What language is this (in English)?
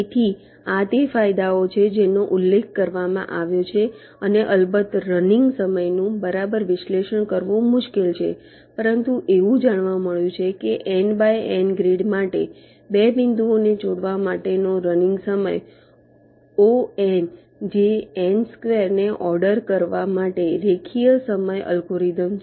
Gujarati